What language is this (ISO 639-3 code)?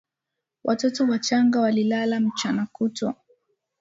swa